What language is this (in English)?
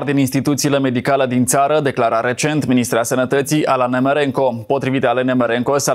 Romanian